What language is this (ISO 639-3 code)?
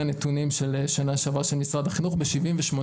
heb